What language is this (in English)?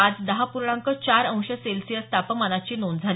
Marathi